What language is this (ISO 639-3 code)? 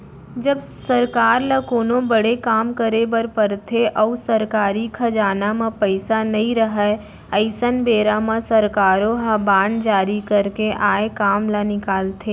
hne